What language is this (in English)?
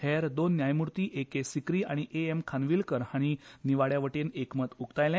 Konkani